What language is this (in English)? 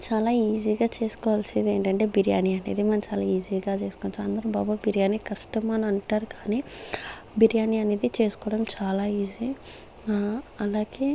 Telugu